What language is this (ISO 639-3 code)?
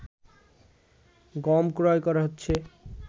ben